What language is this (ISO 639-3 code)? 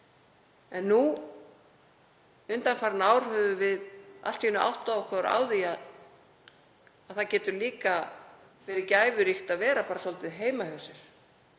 isl